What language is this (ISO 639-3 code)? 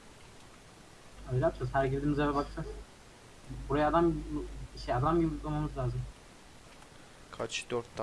tur